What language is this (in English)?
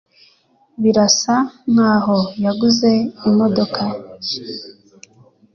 Kinyarwanda